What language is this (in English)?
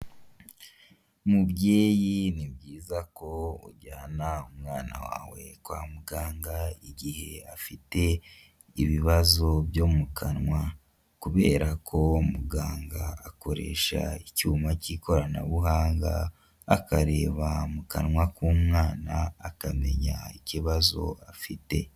Kinyarwanda